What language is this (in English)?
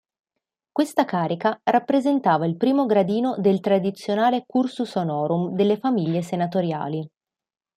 Italian